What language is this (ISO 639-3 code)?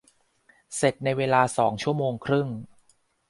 tha